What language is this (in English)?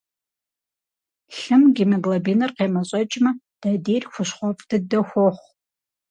Kabardian